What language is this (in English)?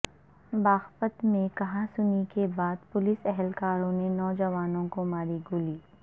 Urdu